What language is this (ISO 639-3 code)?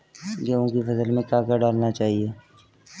hin